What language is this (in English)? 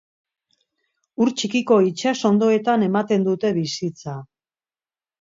Basque